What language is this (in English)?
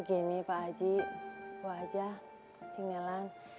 Indonesian